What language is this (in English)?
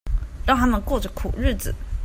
Chinese